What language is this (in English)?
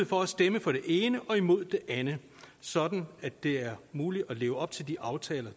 Danish